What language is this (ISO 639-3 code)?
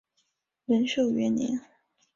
zho